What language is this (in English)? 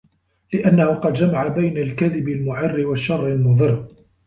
Arabic